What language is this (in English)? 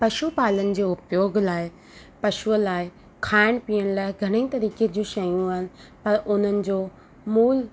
Sindhi